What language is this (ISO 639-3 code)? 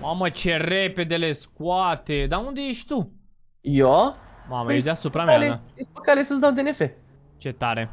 ron